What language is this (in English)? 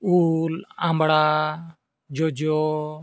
Santali